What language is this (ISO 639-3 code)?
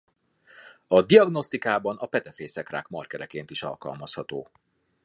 hun